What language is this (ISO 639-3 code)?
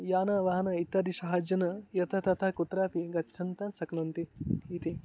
san